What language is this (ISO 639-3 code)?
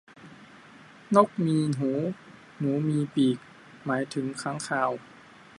tha